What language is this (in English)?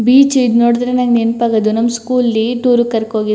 Kannada